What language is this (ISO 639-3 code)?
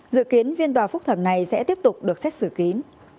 vie